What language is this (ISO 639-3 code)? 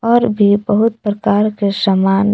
hin